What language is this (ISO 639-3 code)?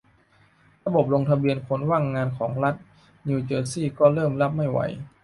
tha